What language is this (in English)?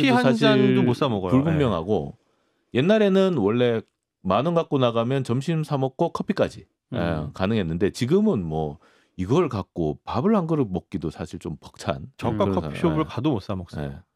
Korean